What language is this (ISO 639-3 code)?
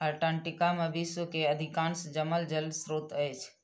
mai